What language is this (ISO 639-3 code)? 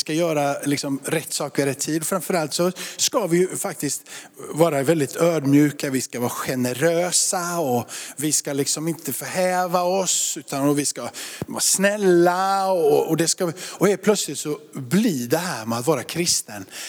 swe